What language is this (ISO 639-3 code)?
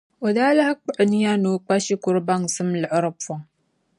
dag